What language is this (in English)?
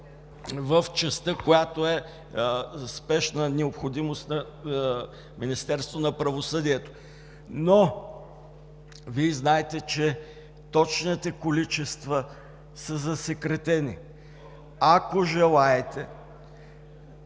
Bulgarian